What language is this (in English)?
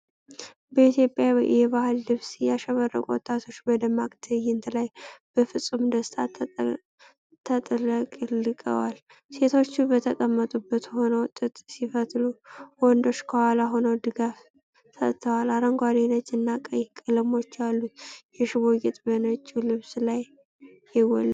Amharic